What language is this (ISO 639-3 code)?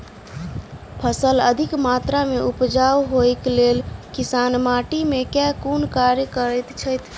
mai